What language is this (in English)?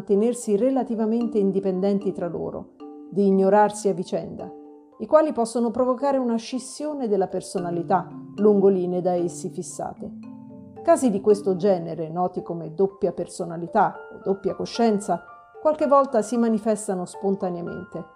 Italian